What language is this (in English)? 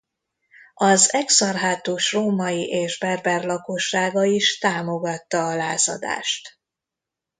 Hungarian